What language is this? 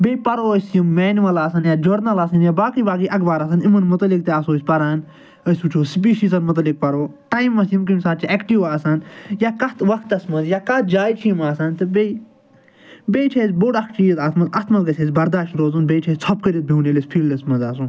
Kashmiri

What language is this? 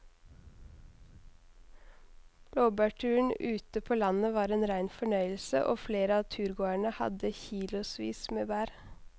Norwegian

